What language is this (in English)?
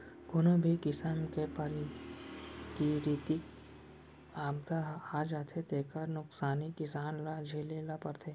Chhattisgarhi